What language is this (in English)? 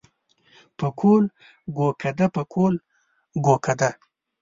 Pashto